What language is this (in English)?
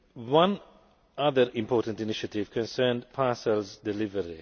English